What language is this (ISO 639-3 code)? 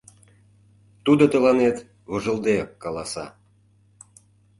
chm